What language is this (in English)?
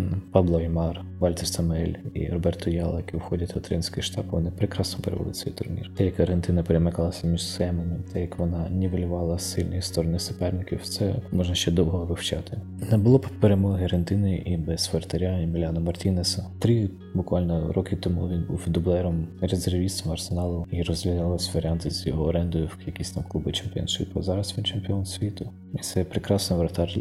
Ukrainian